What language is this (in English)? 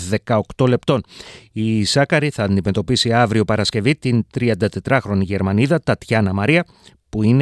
Greek